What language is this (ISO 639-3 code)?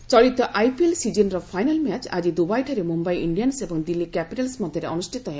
ori